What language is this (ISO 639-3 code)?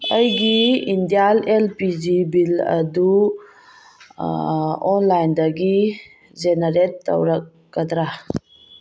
mni